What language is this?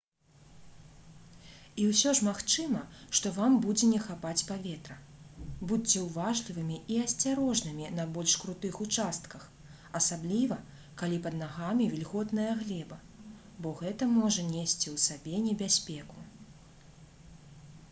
Belarusian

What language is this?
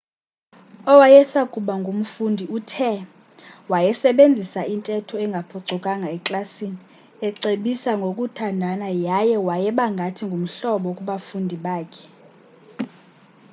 Xhosa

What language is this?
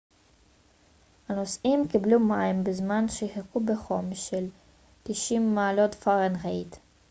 Hebrew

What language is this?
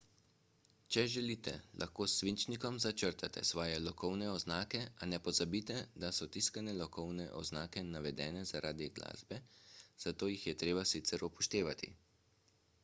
Slovenian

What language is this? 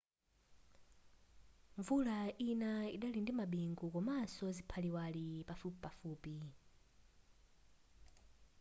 Nyanja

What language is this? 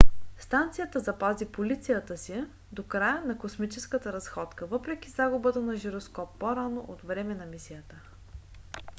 Bulgarian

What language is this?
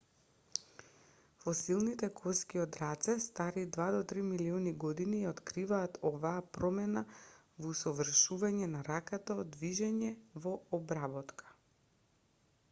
Macedonian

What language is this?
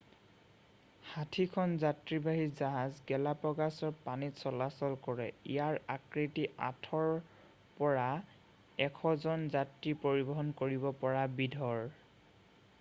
Assamese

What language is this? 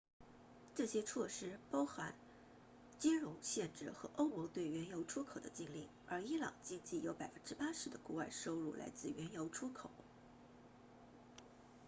Chinese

